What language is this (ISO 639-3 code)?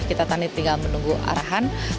ind